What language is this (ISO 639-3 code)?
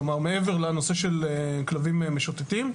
heb